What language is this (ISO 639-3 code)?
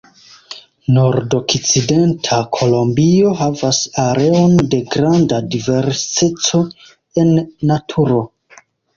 epo